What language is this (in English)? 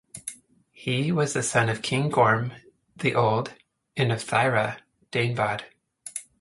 English